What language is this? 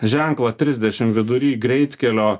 Lithuanian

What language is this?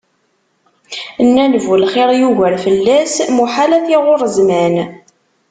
Kabyle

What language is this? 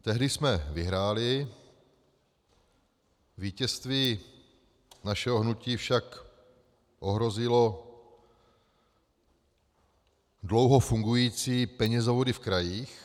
Czech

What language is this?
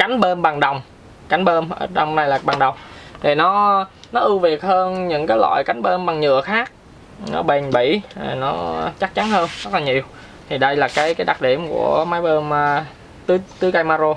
Vietnamese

